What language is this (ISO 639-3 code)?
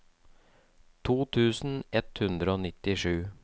nor